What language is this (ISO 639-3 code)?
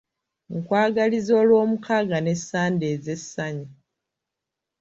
lug